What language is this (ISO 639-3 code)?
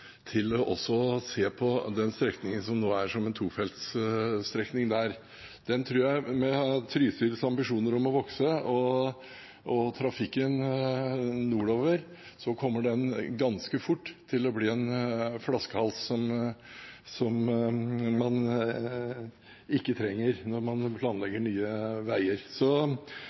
nob